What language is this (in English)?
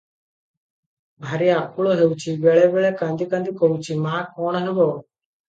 Odia